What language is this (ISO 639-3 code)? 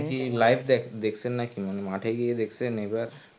ben